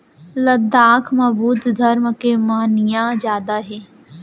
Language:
Chhattisgarhi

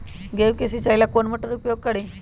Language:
Magahi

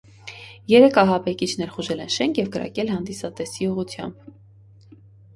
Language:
Armenian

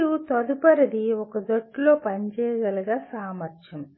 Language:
Telugu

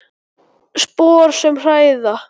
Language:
Icelandic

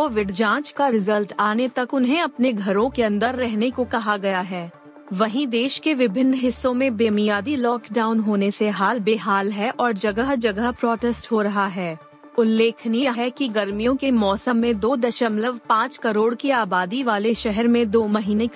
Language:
Hindi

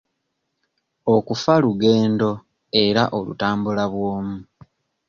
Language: Ganda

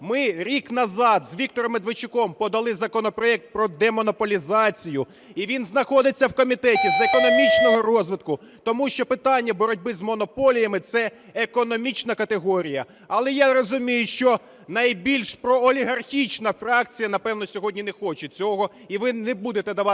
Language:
Ukrainian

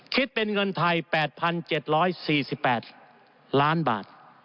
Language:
Thai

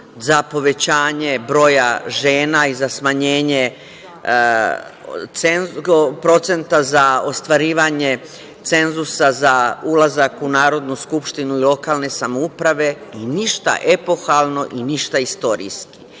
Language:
Serbian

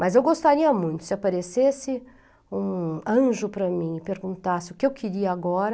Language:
Portuguese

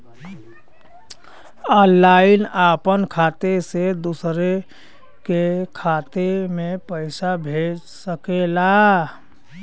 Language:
Bhojpuri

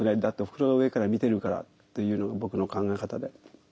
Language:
Japanese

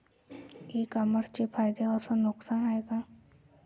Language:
Marathi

